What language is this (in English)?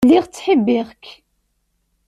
Kabyle